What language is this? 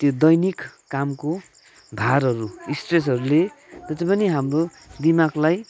Nepali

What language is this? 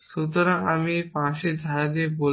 Bangla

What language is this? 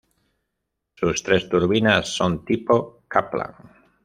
Spanish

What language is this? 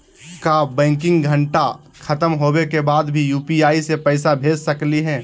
Magahi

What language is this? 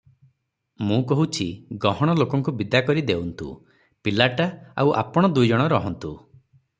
Odia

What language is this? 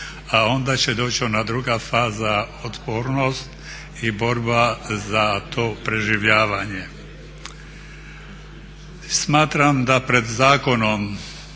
Croatian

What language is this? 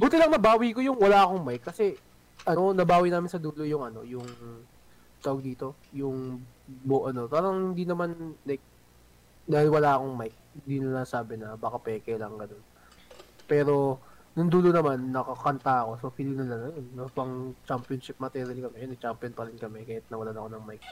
Filipino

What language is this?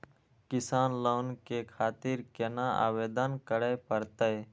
Maithili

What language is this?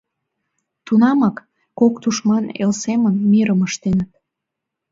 Mari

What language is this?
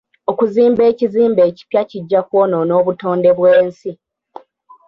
Ganda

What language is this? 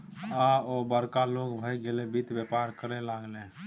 Maithili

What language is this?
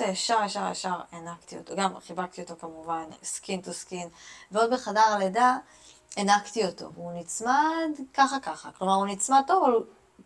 Hebrew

